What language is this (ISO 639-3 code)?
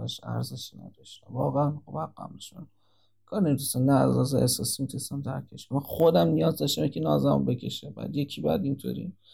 fas